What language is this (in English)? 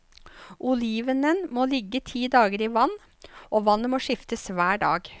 Norwegian